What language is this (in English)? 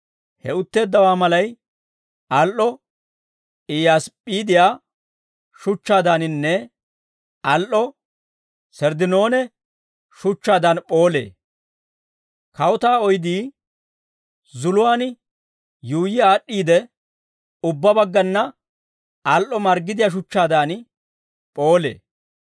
Dawro